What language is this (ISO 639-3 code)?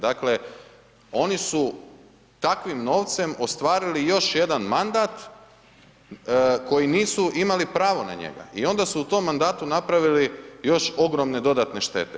hrv